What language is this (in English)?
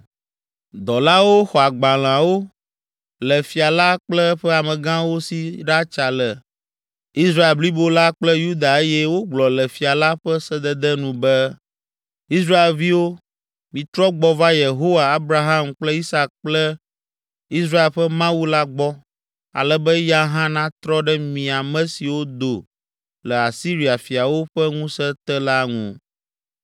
Ewe